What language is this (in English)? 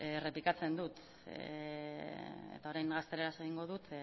Basque